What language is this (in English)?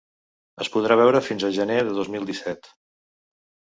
Catalan